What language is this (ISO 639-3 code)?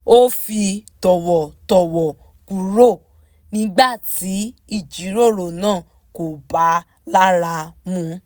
yor